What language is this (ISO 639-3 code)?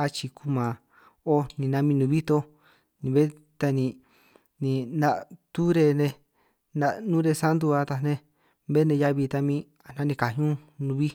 trq